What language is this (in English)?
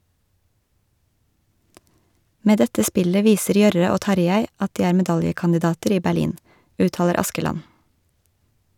Norwegian